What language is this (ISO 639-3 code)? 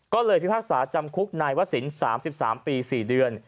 tha